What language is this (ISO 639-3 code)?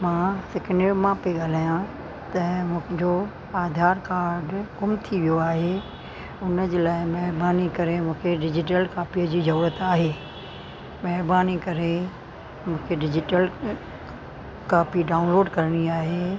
snd